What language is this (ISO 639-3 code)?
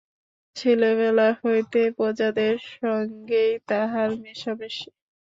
ben